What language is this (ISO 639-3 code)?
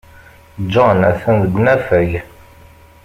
kab